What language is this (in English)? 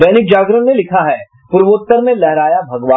Hindi